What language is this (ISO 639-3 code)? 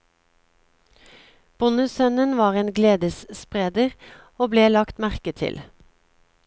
nor